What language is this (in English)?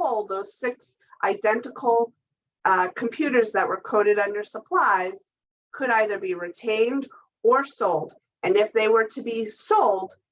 English